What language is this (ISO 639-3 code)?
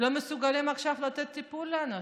heb